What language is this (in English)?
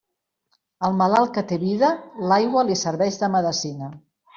Catalan